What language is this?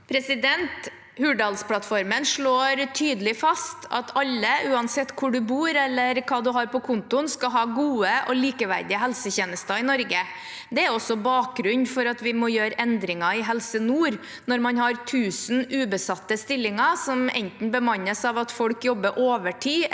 Norwegian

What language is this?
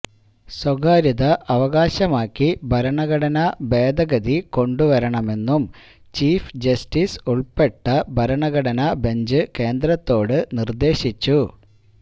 Malayalam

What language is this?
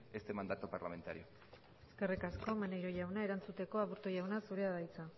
Basque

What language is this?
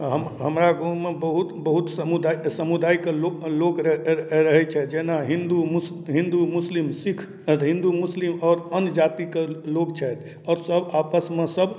Maithili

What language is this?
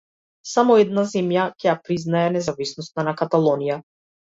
Macedonian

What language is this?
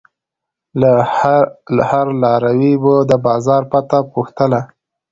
Pashto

